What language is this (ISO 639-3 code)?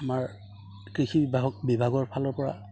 asm